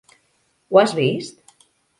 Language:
Catalan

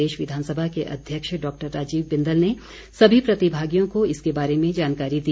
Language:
Hindi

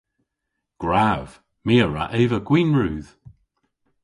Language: Cornish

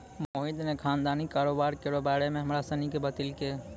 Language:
Maithili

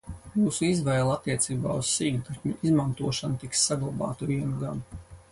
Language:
Latvian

